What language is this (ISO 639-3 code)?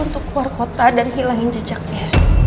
ind